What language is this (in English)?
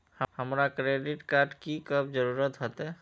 Magahi